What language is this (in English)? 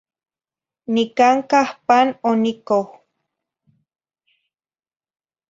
Zacatlán-Ahuacatlán-Tepetzintla Nahuatl